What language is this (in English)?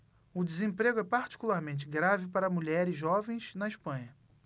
Portuguese